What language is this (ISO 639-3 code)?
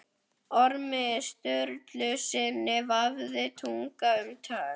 isl